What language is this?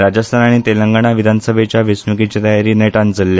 Konkani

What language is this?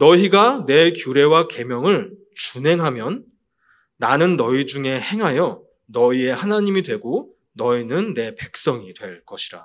Korean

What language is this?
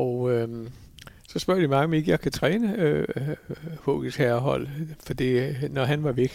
Danish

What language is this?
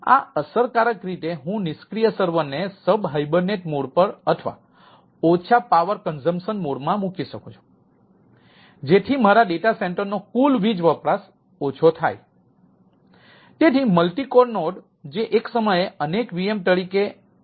Gujarati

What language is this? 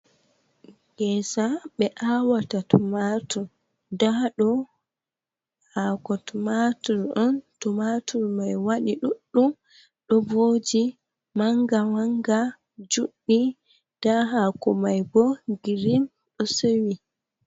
Fula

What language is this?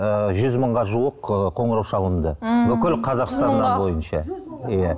Kazakh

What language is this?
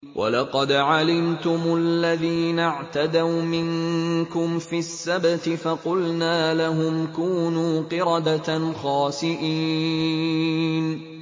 Arabic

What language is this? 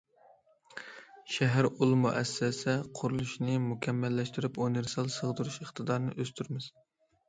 Uyghur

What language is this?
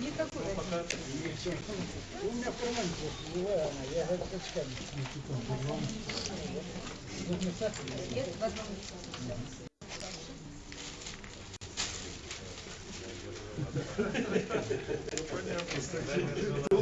Russian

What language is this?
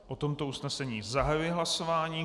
Czech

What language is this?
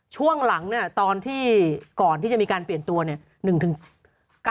Thai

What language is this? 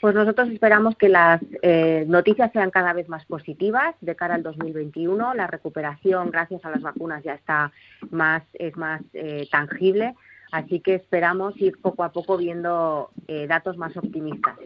Spanish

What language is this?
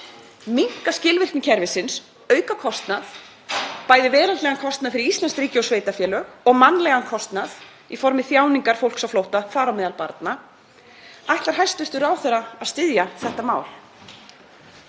Icelandic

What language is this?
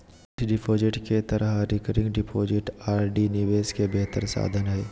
Magahi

